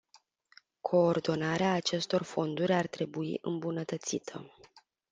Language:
Romanian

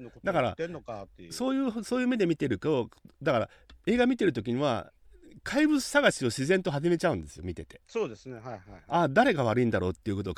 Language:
Japanese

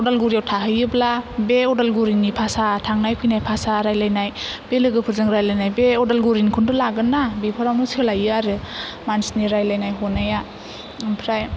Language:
Bodo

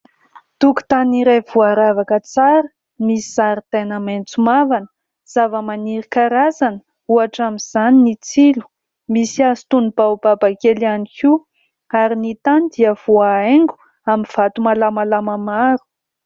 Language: Malagasy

